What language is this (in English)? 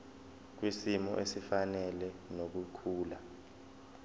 Zulu